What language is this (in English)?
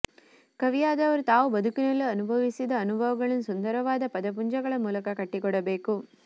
Kannada